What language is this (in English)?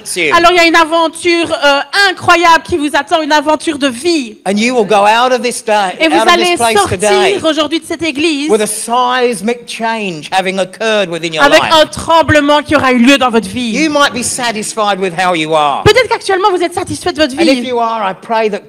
French